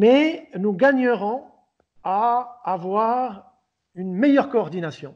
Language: French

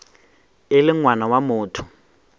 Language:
Northern Sotho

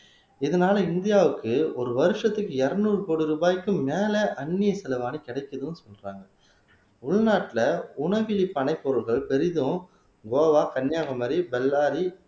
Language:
Tamil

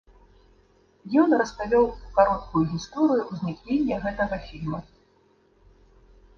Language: Belarusian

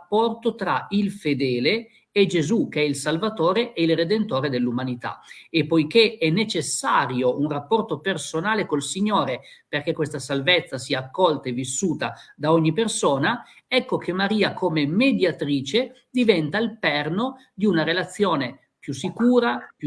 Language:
Italian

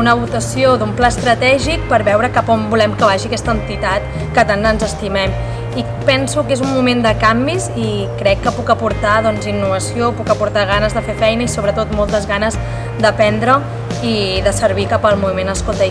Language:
French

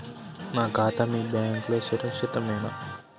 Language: Telugu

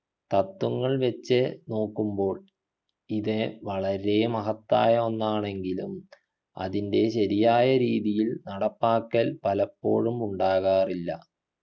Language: Malayalam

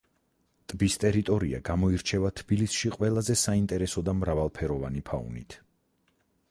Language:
Georgian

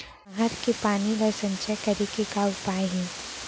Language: Chhattisgarhi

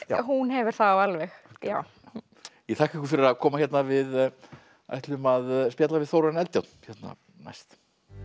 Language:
Icelandic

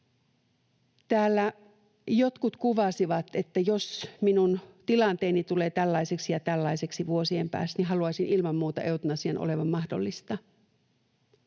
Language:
Finnish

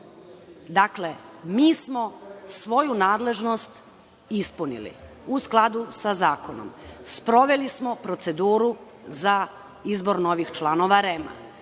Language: Serbian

